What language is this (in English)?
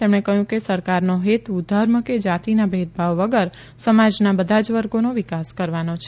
Gujarati